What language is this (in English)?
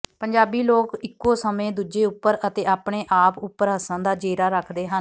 Punjabi